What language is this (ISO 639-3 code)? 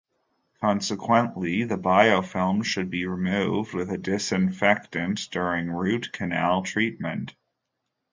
eng